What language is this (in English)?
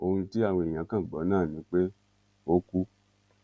Yoruba